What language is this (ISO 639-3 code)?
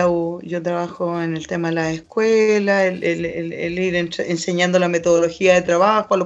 spa